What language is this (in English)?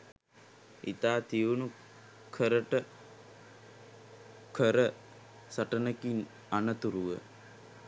Sinhala